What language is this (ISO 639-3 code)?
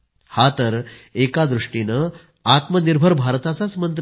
mar